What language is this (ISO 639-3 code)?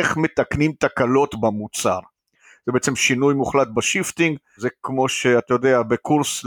heb